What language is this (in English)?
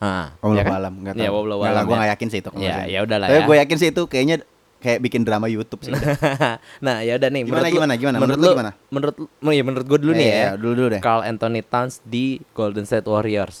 Indonesian